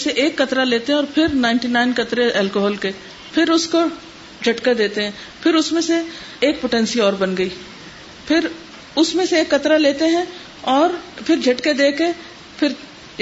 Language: Urdu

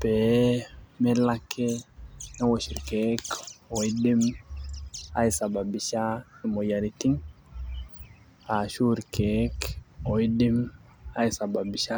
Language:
Masai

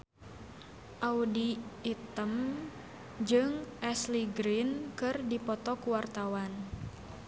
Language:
Sundanese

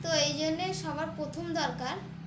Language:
Bangla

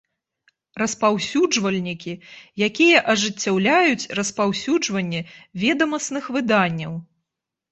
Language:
Belarusian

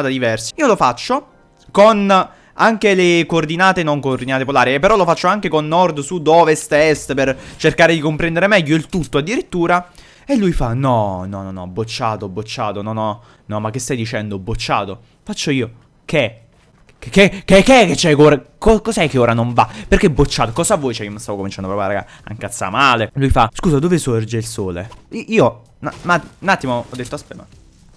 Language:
Italian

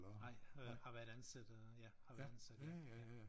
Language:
Danish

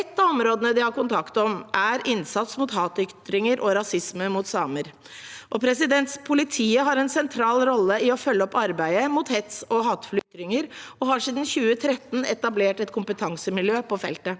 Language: Norwegian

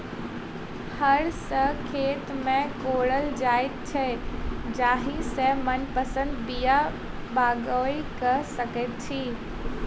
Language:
Maithili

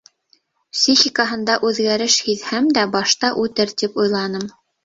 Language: Bashkir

